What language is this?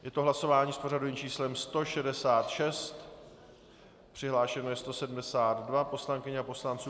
Czech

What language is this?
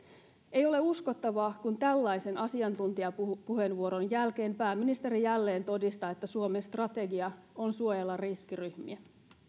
Finnish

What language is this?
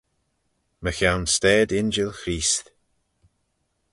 Manx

